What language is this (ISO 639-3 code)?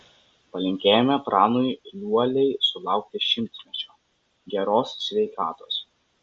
lit